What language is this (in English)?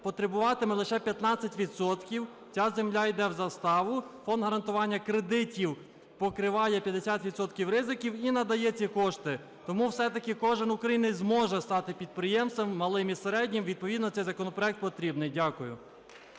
Ukrainian